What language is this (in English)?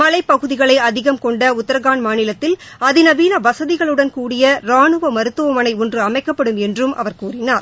Tamil